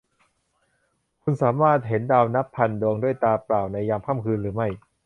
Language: Thai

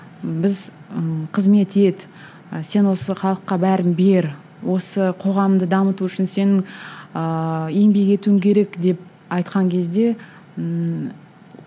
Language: Kazakh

